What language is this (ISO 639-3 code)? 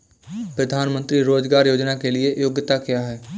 hin